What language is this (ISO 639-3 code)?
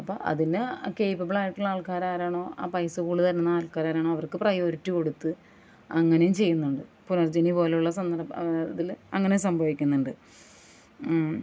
mal